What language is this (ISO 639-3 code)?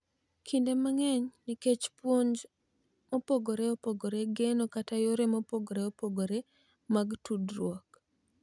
luo